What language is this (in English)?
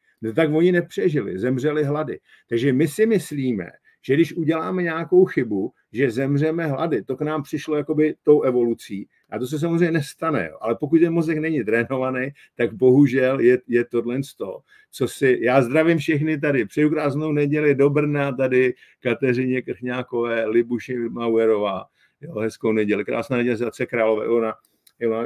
Czech